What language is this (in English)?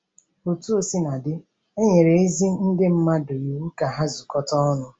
Igbo